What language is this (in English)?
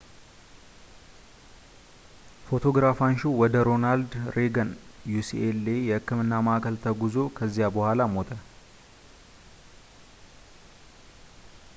Amharic